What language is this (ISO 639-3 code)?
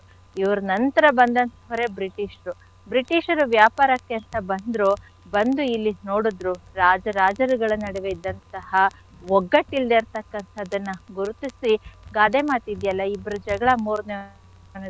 kan